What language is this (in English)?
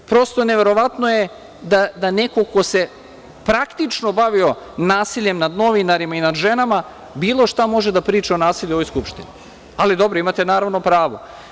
Serbian